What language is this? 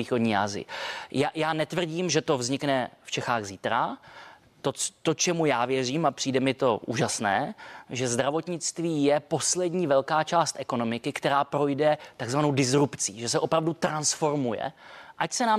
Czech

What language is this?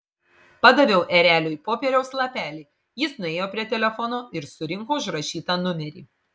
Lithuanian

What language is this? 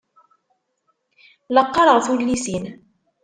Kabyle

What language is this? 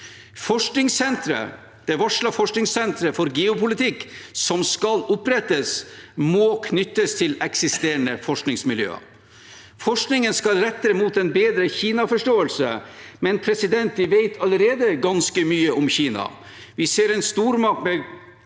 Norwegian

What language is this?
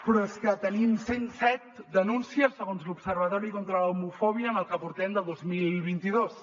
Catalan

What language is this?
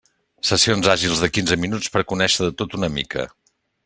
Catalan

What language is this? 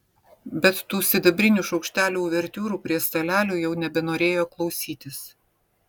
Lithuanian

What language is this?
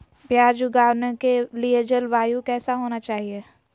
Magahi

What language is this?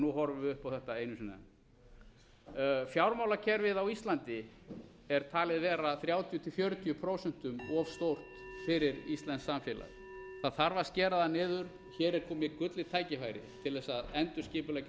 Icelandic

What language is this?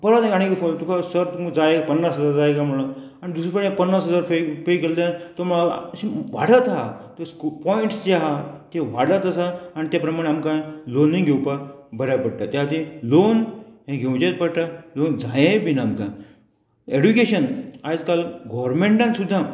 Konkani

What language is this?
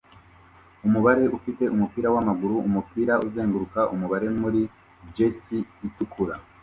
Kinyarwanda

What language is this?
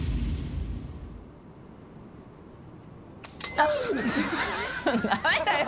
Japanese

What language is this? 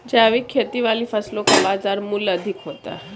Hindi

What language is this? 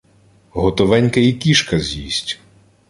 Ukrainian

